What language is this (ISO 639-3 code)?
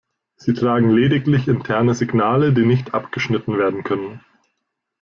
deu